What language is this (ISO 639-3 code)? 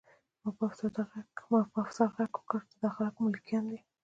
pus